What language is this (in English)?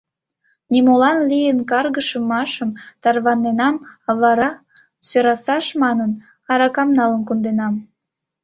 Mari